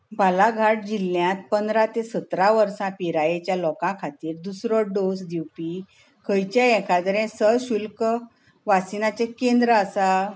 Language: Konkani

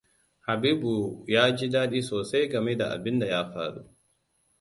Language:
Hausa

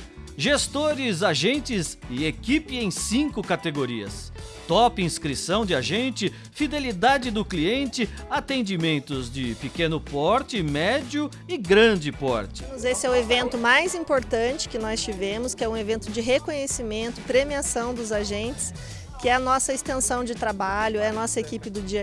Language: Portuguese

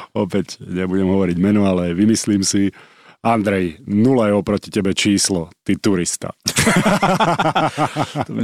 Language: Slovak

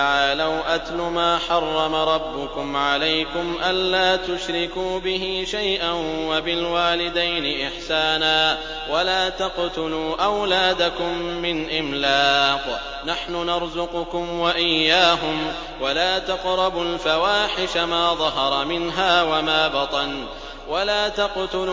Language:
Arabic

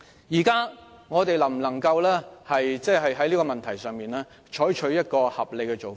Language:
Cantonese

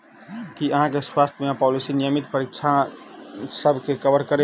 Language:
Maithili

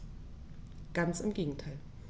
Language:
German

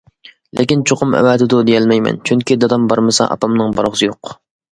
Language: Uyghur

